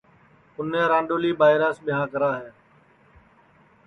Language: Sansi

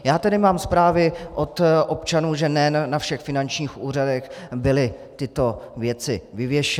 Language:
Czech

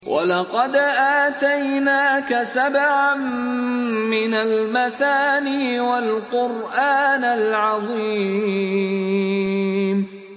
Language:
Arabic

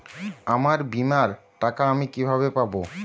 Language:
Bangla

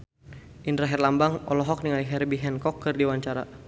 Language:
Sundanese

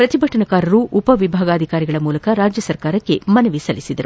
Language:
Kannada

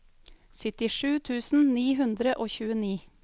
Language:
Norwegian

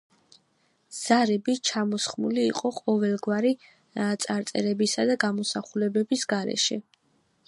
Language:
Georgian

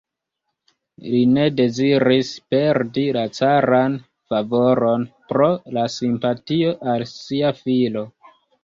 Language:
Esperanto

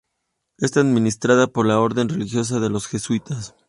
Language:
Spanish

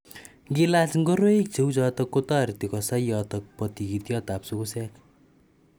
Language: Kalenjin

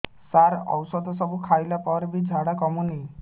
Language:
Odia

